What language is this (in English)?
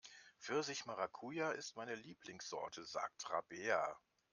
German